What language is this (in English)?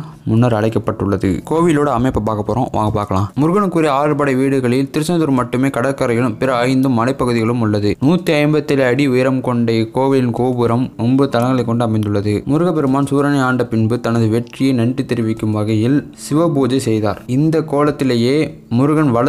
Tamil